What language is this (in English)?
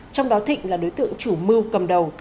Vietnamese